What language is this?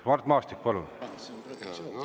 Estonian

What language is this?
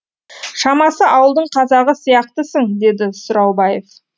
Kazakh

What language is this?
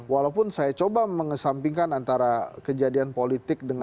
Indonesian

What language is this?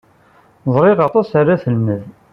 Kabyle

